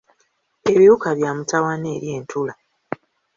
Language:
Ganda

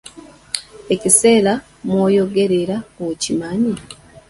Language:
Ganda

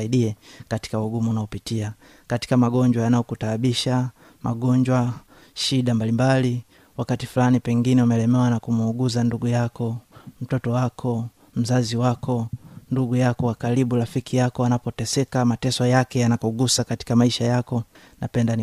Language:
Swahili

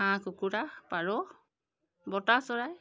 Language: Assamese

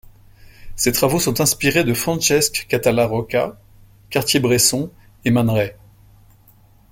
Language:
French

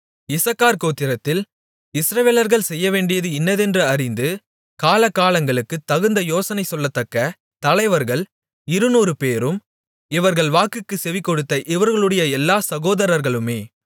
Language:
Tamil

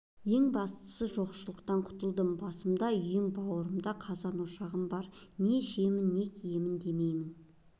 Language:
Kazakh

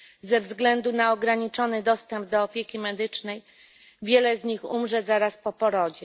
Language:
Polish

